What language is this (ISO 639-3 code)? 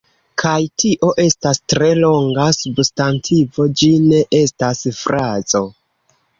epo